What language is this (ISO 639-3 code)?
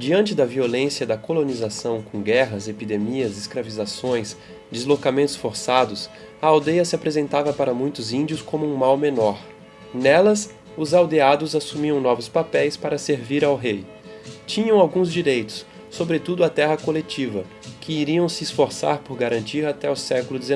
por